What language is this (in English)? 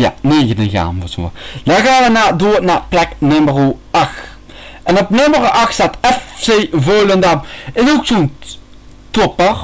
Dutch